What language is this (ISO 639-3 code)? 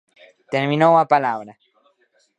glg